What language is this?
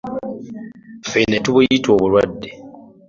Ganda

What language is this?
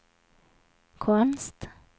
Swedish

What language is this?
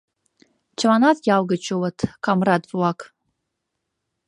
Mari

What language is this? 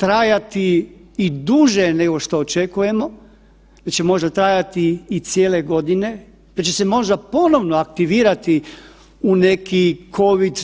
Croatian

